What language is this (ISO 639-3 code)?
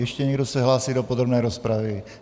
ces